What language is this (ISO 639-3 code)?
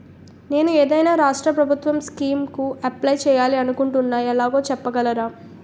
tel